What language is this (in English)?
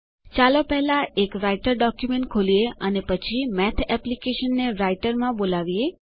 Gujarati